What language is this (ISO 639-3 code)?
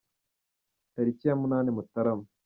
kin